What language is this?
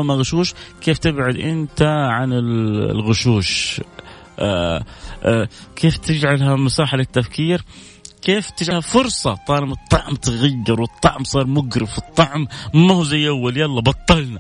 Arabic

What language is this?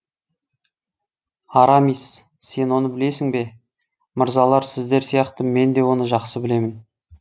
Kazakh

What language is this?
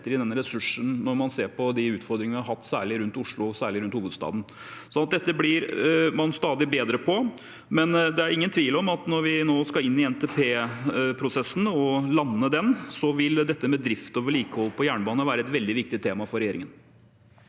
Norwegian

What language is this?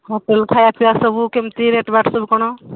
Odia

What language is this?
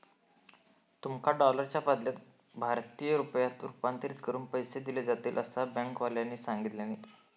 Marathi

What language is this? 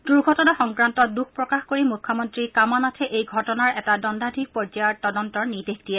Assamese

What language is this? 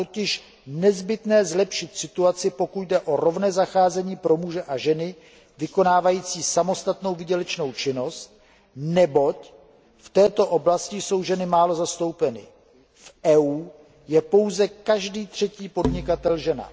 Czech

